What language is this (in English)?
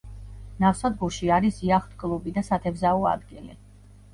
Georgian